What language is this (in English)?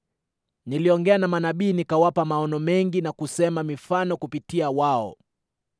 Swahili